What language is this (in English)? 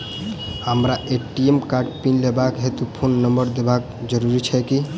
Maithili